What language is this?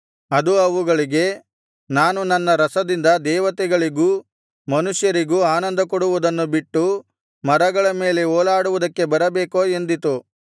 Kannada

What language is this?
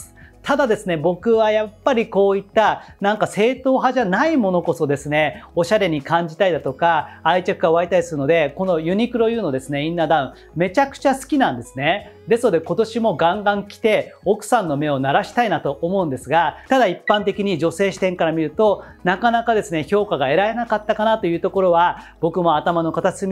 Japanese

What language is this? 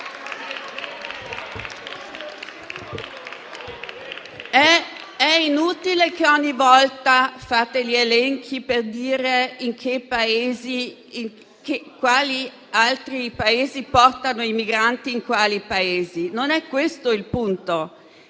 Italian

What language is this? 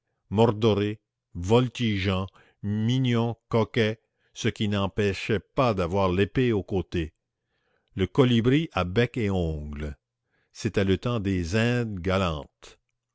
French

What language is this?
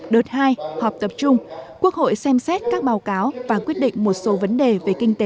Vietnamese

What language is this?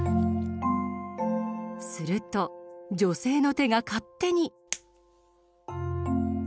Japanese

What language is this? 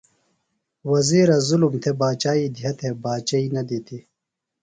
Phalura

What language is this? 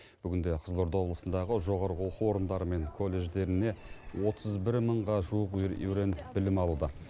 Kazakh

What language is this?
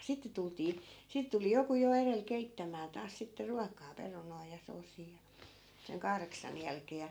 Finnish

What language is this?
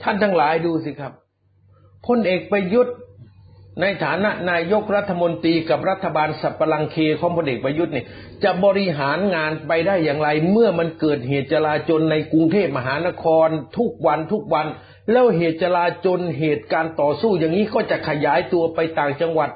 Thai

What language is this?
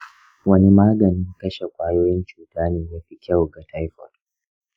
Hausa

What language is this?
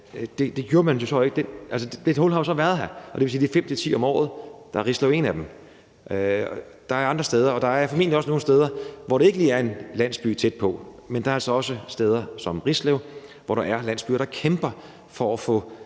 Danish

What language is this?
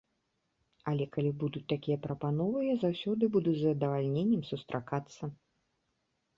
Belarusian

